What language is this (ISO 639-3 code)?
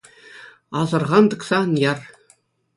chv